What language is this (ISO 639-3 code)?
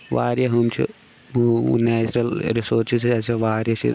kas